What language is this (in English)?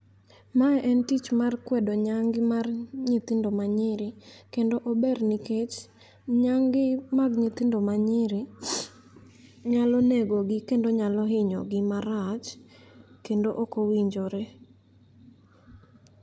Luo (Kenya and Tanzania)